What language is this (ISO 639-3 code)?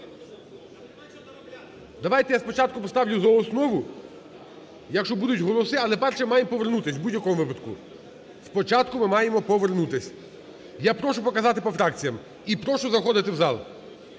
ukr